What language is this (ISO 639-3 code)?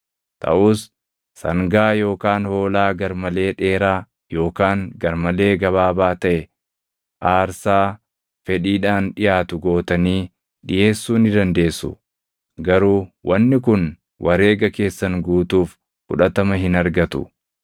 orm